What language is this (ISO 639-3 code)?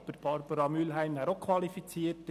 gsw